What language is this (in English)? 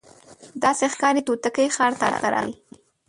Pashto